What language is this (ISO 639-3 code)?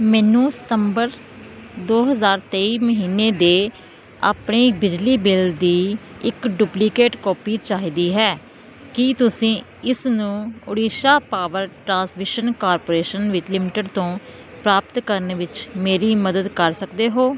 pan